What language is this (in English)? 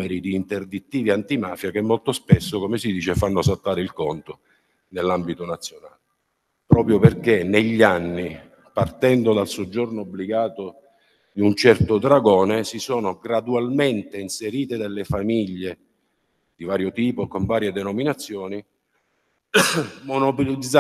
Italian